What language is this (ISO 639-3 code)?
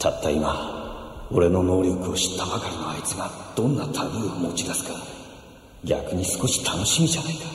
jpn